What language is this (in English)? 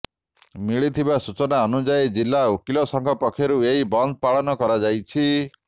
Odia